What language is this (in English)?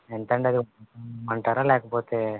Telugu